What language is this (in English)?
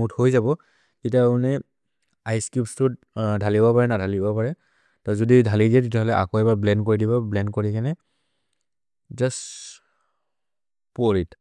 Maria (India)